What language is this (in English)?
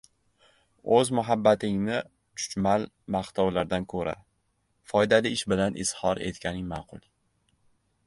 Uzbek